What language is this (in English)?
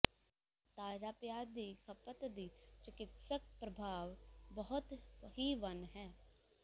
Punjabi